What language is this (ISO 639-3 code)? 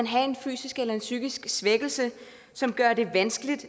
dan